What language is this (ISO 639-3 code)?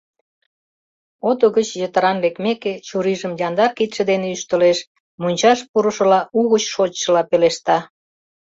chm